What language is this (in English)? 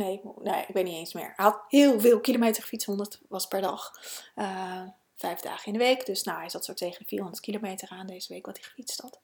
Dutch